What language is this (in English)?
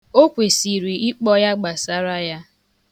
Igbo